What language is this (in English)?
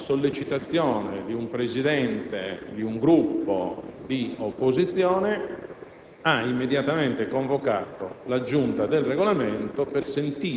Italian